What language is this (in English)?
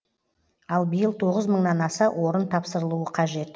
Kazakh